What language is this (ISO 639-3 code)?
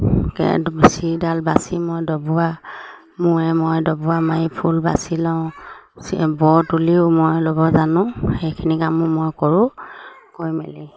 asm